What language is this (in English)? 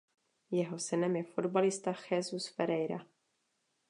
Czech